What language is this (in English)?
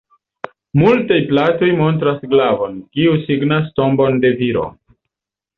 Esperanto